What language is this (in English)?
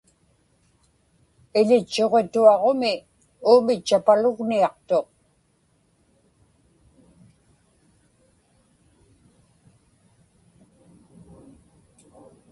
Inupiaq